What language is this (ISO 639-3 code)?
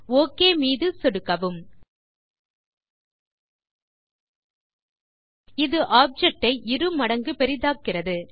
tam